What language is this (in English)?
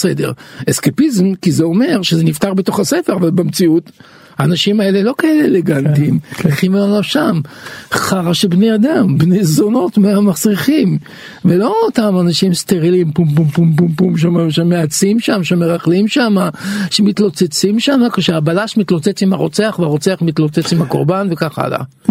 Hebrew